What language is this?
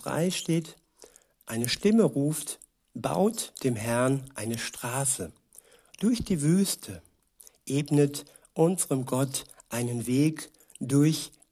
German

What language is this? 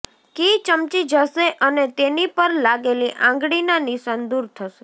Gujarati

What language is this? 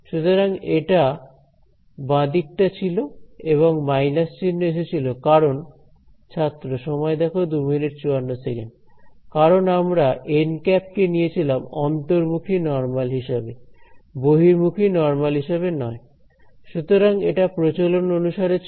Bangla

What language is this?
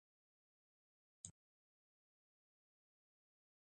Ayacucho Quechua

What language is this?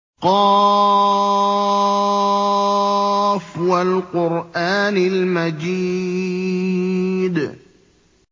Arabic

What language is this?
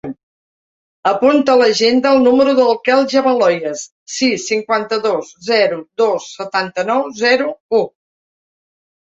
Catalan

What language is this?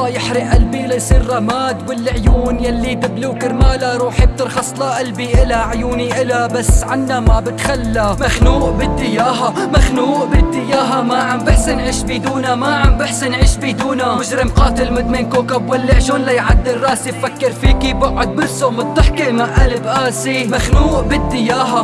Arabic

